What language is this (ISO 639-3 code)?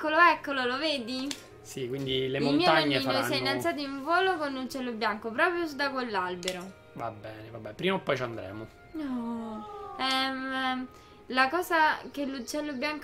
ita